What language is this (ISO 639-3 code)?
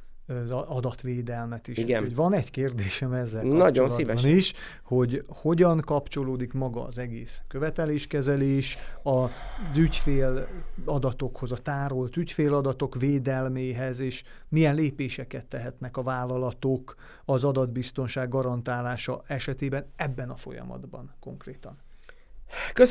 hun